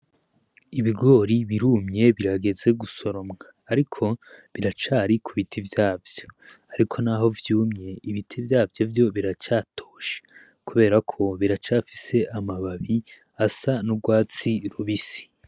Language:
Rundi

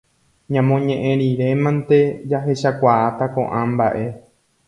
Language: Guarani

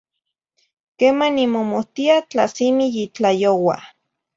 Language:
Zacatlán-Ahuacatlán-Tepetzintla Nahuatl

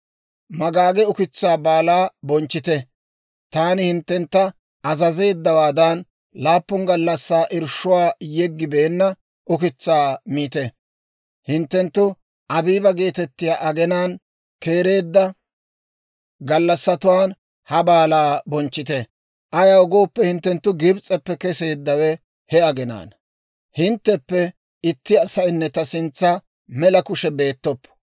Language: Dawro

